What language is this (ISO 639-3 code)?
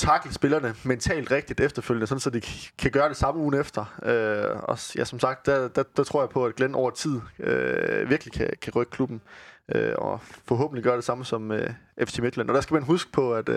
dan